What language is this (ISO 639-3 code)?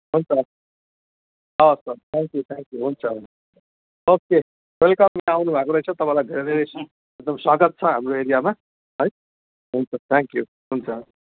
nep